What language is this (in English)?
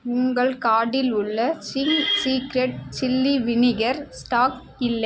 Tamil